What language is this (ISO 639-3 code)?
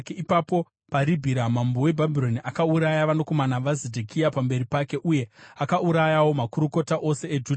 sna